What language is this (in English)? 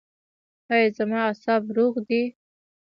Pashto